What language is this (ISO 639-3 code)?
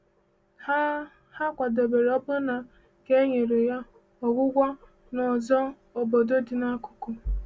ibo